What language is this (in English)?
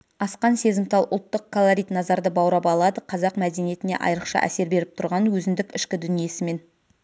Kazakh